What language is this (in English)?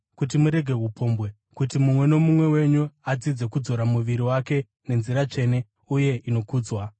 Shona